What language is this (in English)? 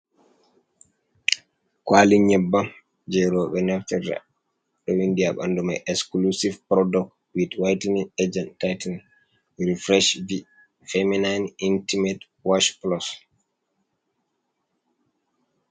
Fula